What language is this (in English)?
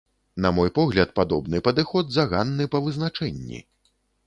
Belarusian